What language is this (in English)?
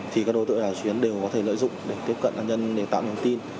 Vietnamese